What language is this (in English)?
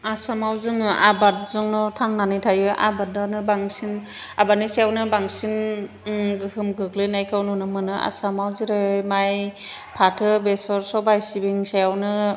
Bodo